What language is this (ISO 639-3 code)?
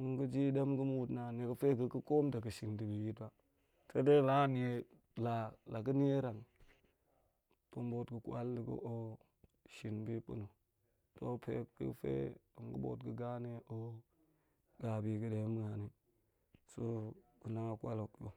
ank